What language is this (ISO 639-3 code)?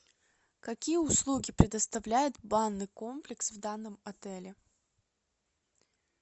rus